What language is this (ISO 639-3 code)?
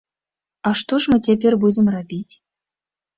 bel